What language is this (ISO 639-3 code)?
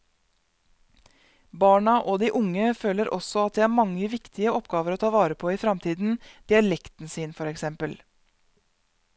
nor